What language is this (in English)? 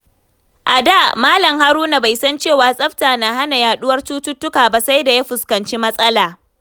Hausa